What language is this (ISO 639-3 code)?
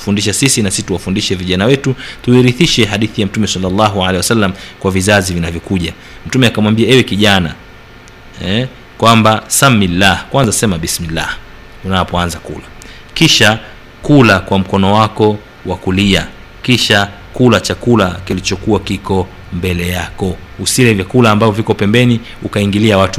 swa